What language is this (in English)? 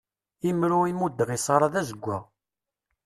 Kabyle